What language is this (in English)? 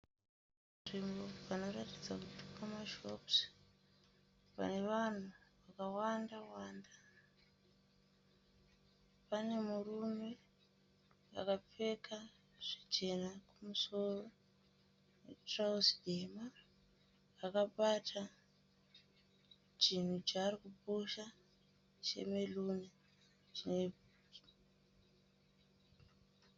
Shona